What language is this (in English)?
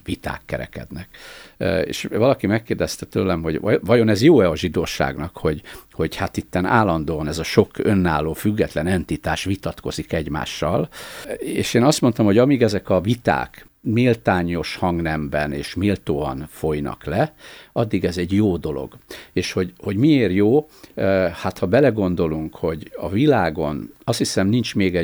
Hungarian